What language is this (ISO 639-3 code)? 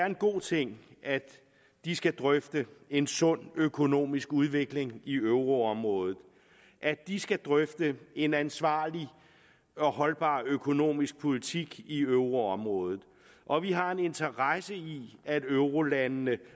dan